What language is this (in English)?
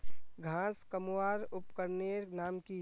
Magahi